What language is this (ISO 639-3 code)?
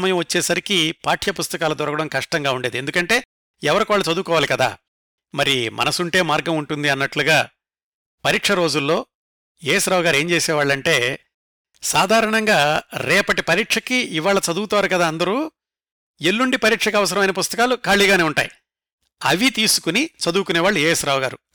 tel